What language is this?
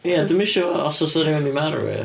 Welsh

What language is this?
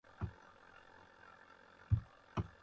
Kohistani Shina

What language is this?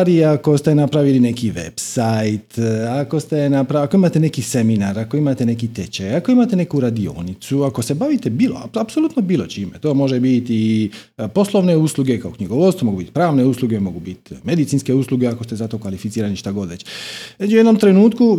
Croatian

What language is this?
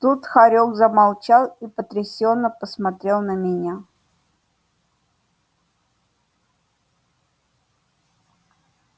Russian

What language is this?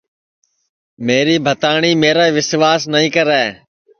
Sansi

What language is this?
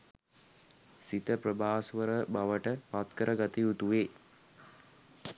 Sinhala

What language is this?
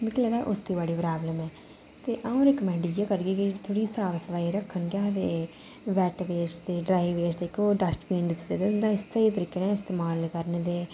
Dogri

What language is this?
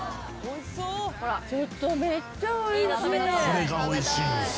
Japanese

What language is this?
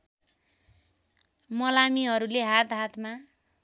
Nepali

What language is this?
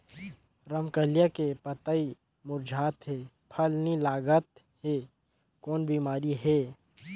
Chhattisgarhi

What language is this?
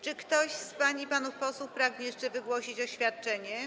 Polish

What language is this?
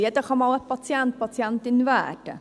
Swiss German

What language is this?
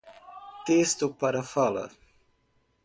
Portuguese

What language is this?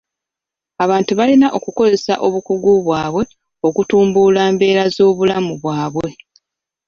Ganda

